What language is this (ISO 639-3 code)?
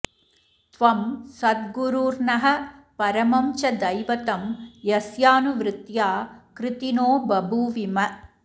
san